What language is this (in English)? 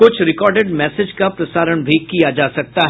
Hindi